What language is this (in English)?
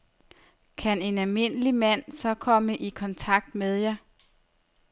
Danish